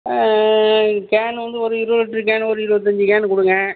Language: Tamil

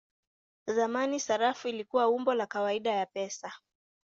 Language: Swahili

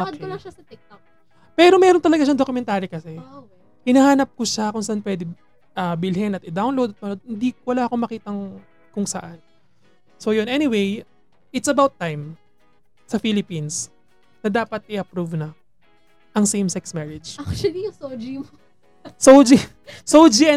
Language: Filipino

